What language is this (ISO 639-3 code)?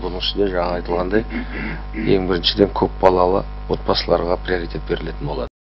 kaz